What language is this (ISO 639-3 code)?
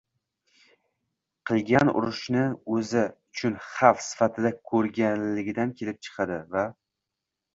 uzb